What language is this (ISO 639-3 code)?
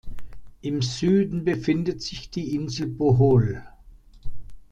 deu